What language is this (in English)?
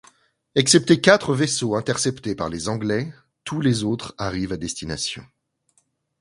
French